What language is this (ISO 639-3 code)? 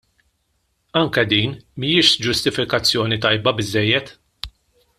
mlt